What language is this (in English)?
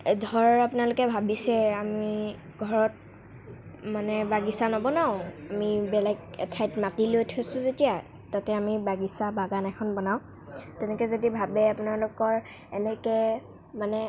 Assamese